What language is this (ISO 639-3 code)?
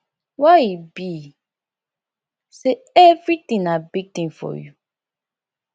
pcm